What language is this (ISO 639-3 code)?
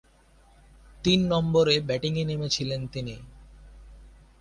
ben